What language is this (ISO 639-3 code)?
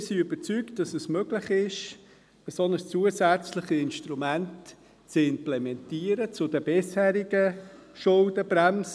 gsw